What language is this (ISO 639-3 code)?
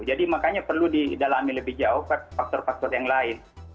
ind